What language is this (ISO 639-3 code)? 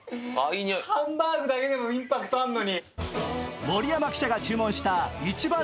jpn